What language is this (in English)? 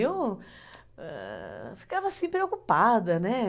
Portuguese